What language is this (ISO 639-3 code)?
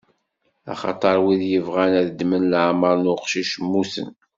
kab